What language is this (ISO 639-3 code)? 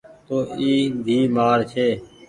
gig